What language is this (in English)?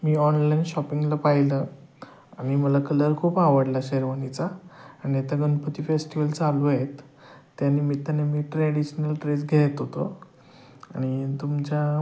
Marathi